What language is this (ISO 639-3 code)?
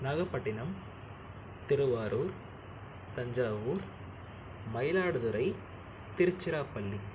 tam